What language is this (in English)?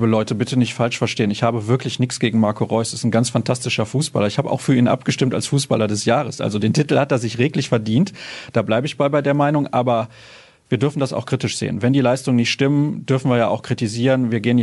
German